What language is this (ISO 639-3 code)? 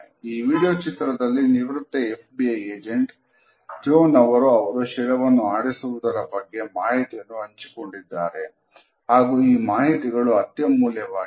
kan